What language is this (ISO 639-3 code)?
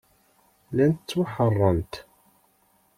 kab